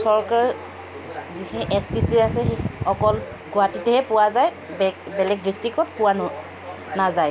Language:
Assamese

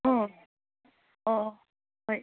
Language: Manipuri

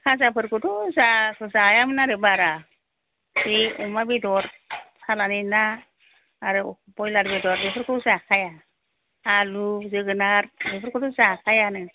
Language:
Bodo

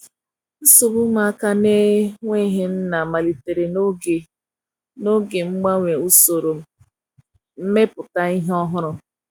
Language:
Igbo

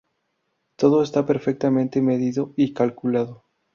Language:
Spanish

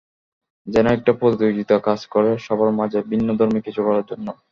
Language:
Bangla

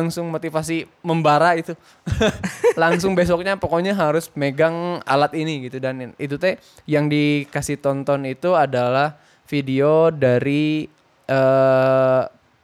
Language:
Indonesian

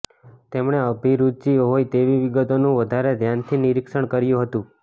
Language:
Gujarati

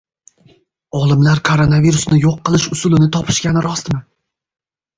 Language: Uzbek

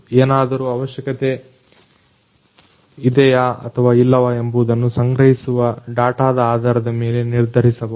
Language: Kannada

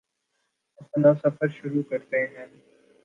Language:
Urdu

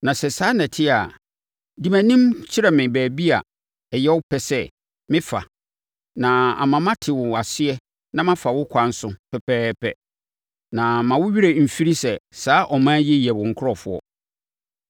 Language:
Akan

